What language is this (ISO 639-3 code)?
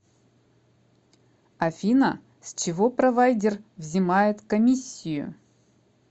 rus